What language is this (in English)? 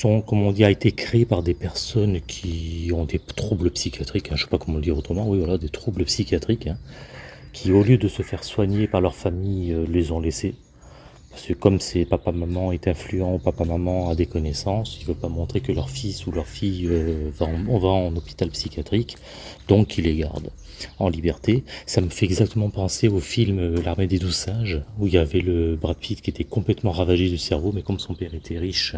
French